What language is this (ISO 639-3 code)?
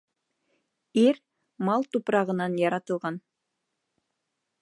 bak